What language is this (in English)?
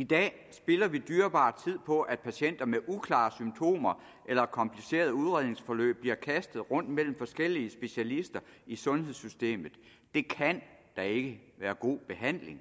Danish